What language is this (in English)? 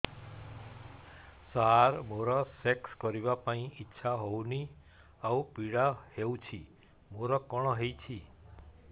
Odia